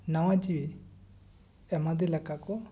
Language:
Santali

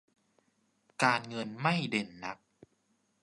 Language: Thai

